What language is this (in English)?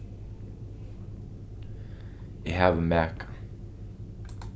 Faroese